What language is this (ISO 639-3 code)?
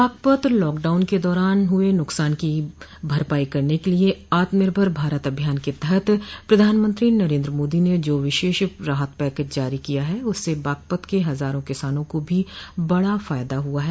hin